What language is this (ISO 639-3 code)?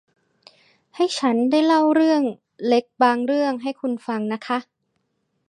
tha